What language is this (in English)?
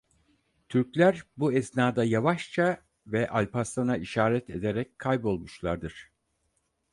Turkish